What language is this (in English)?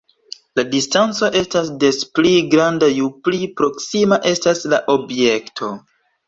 Esperanto